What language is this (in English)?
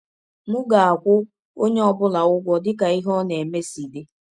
Igbo